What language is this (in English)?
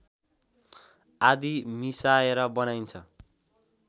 Nepali